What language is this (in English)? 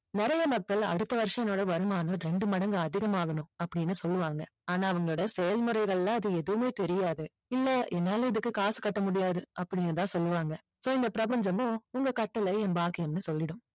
Tamil